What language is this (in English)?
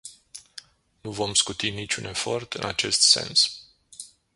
Romanian